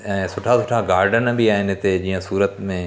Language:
Sindhi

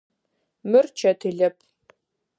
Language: Adyghe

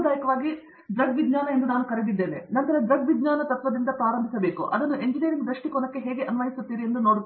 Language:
Kannada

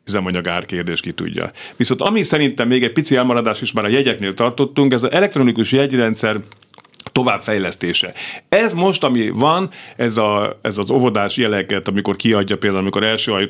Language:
Hungarian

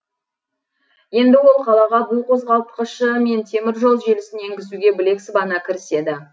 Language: Kazakh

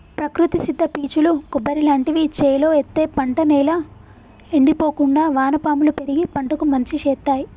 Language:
Telugu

